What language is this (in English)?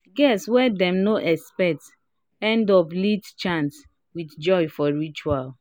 Nigerian Pidgin